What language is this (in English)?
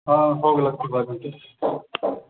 Maithili